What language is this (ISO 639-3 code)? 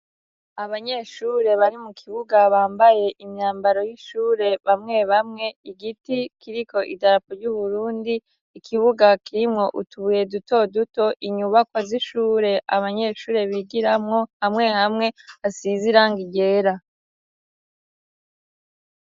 run